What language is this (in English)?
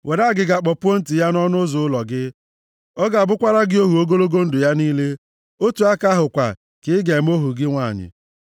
Igbo